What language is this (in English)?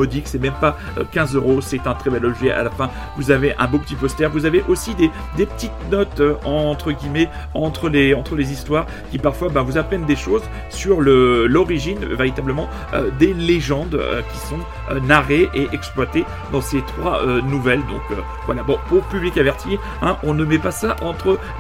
French